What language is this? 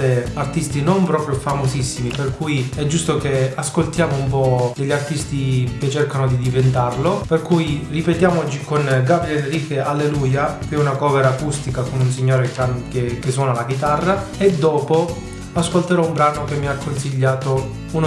Italian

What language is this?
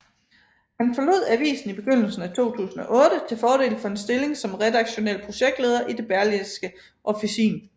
Danish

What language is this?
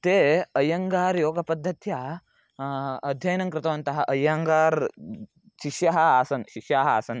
Sanskrit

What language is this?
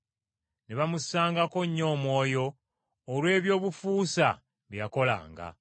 Ganda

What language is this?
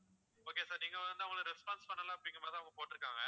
Tamil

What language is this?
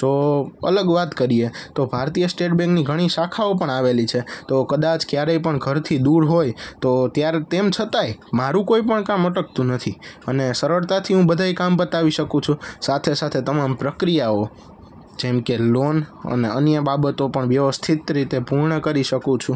Gujarati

